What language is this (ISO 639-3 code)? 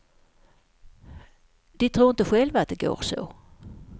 swe